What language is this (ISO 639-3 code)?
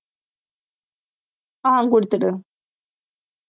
tam